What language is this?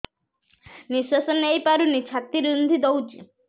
Odia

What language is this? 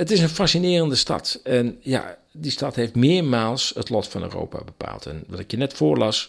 Dutch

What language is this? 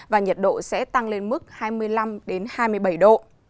Vietnamese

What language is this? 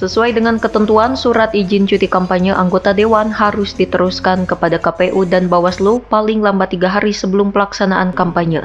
Indonesian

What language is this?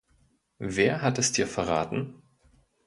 German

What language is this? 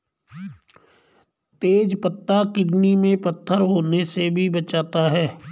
Hindi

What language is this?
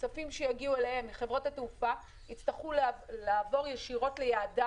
Hebrew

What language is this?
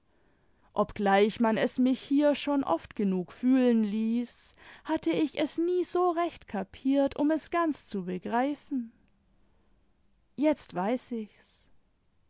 German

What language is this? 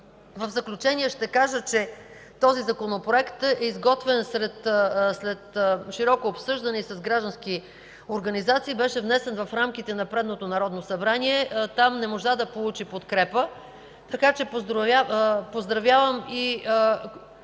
Bulgarian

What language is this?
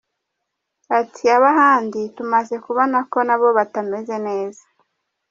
Kinyarwanda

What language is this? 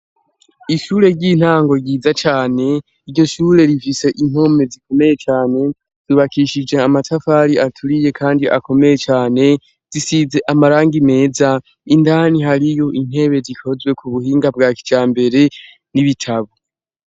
Rundi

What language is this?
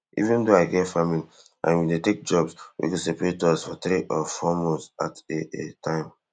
Nigerian Pidgin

